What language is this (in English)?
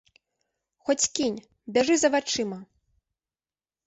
Belarusian